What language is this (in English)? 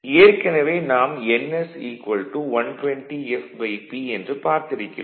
Tamil